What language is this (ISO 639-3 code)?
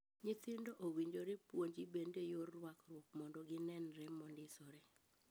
luo